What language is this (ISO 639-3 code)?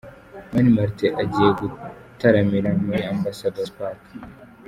kin